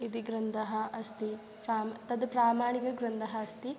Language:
Sanskrit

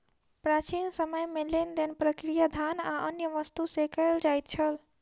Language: Maithili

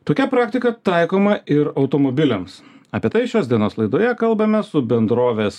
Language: Lithuanian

